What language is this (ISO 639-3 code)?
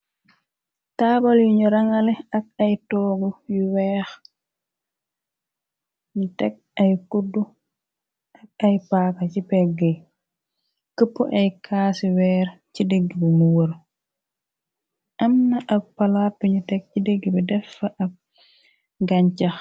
wol